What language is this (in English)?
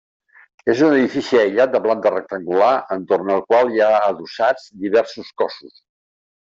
Catalan